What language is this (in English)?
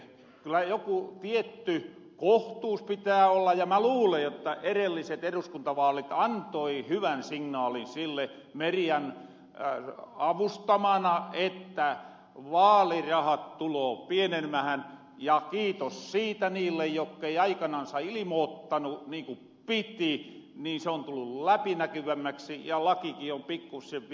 Finnish